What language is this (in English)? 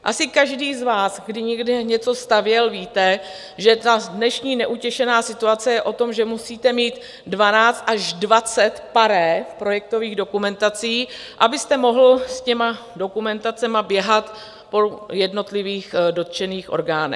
Czech